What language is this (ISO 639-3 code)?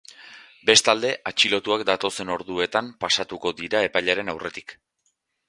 eus